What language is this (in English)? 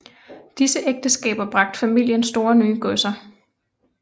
Danish